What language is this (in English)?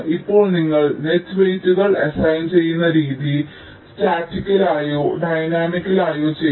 Malayalam